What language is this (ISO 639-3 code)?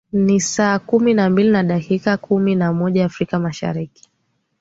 swa